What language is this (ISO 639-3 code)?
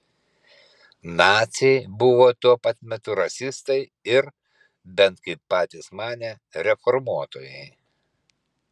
lit